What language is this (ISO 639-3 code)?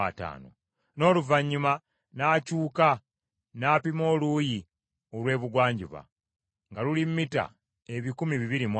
lug